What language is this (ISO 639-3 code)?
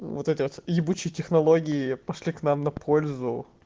rus